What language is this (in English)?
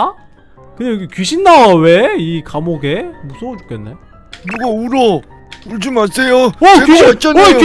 Korean